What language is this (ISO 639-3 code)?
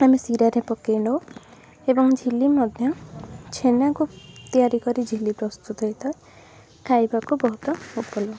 ori